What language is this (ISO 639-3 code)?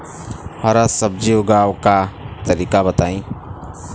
bho